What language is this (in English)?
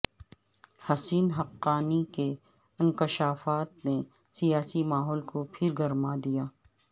Urdu